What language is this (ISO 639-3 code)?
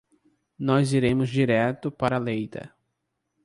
por